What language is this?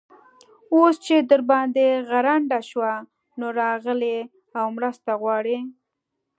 Pashto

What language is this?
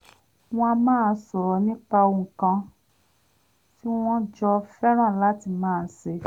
Yoruba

